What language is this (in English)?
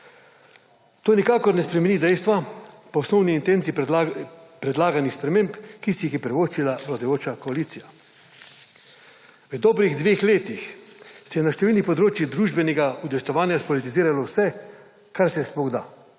Slovenian